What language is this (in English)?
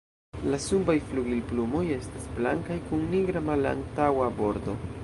Esperanto